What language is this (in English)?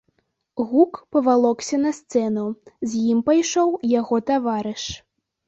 Belarusian